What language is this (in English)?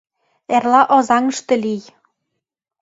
Mari